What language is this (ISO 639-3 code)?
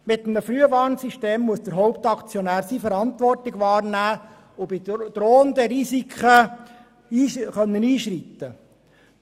gsw